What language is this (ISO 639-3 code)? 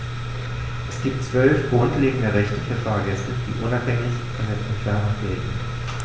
deu